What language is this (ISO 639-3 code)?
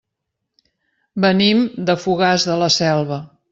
cat